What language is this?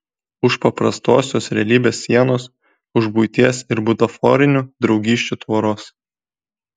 Lithuanian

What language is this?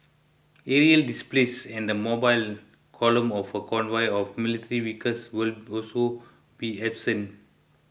English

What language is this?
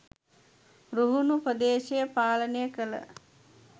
Sinhala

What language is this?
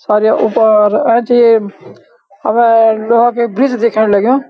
Garhwali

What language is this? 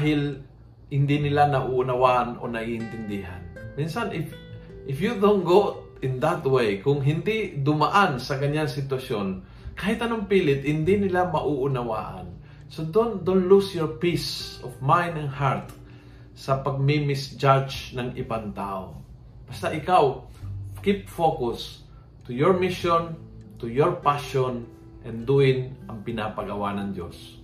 Filipino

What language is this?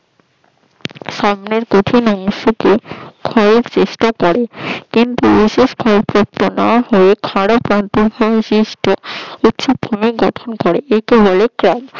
Bangla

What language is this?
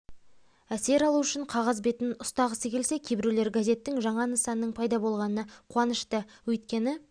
Kazakh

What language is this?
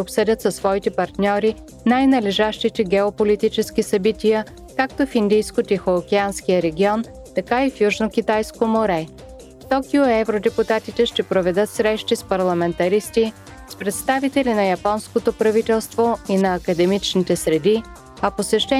Bulgarian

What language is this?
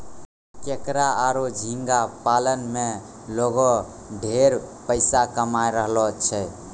Maithili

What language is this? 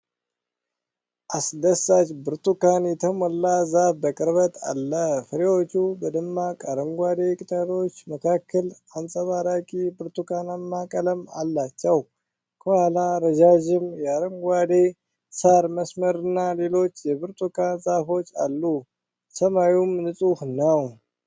Amharic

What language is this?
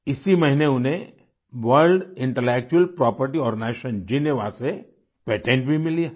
Hindi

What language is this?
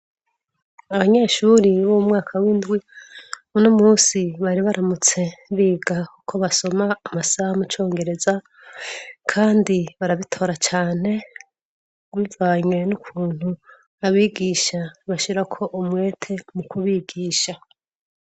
Rundi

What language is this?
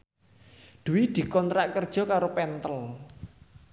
Javanese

